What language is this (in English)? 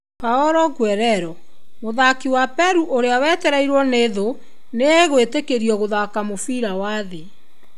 Kikuyu